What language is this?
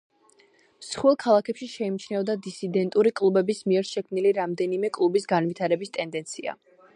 Georgian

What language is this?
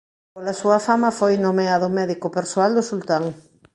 Galician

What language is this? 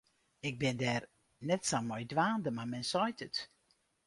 Western Frisian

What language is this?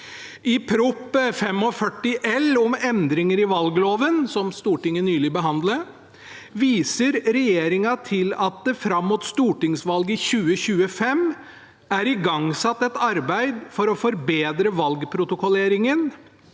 Norwegian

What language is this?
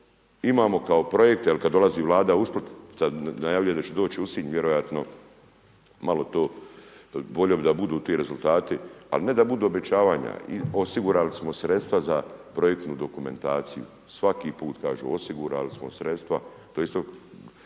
Croatian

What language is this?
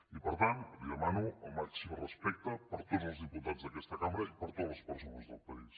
Catalan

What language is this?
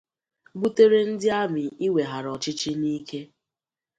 Igbo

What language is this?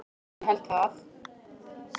Icelandic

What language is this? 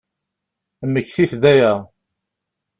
Kabyle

